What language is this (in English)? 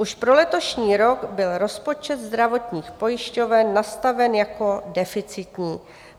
Czech